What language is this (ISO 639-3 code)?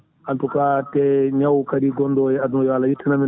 ful